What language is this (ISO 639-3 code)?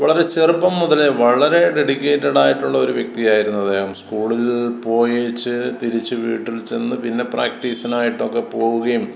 mal